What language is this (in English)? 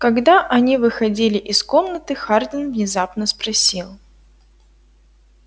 Russian